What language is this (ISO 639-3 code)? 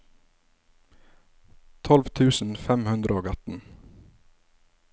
nor